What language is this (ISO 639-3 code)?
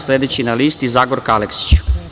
srp